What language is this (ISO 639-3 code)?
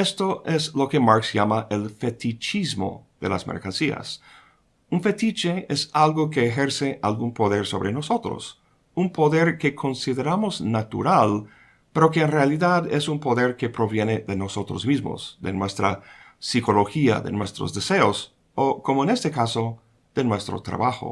spa